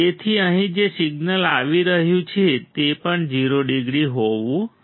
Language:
Gujarati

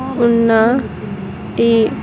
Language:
Telugu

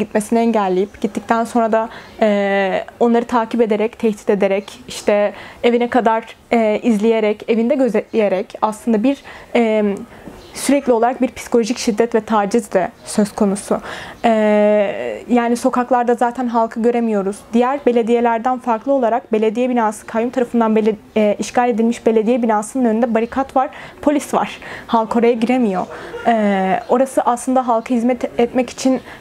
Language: Turkish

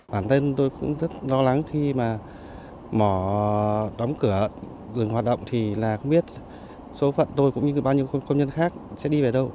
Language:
Vietnamese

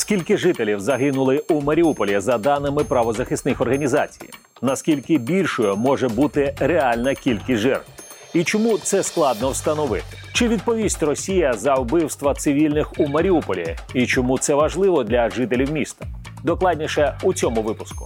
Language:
Ukrainian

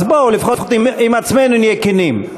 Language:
Hebrew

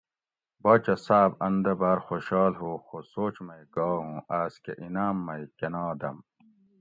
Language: Gawri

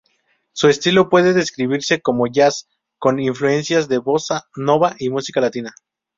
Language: Spanish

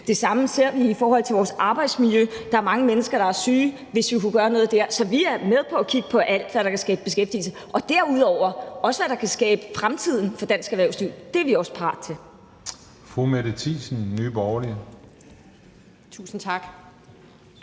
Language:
Danish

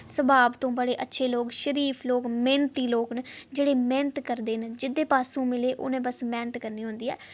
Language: Dogri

